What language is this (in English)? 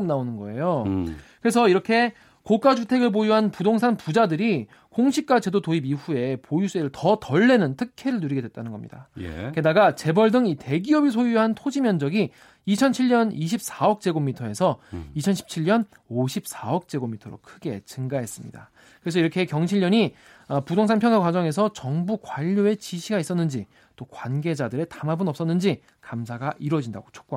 Korean